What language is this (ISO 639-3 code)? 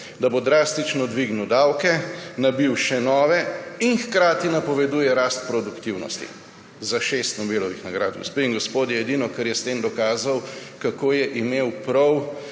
slv